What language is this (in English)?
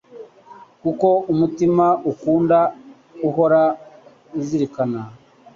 Kinyarwanda